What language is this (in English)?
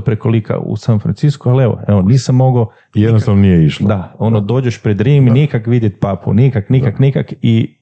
Croatian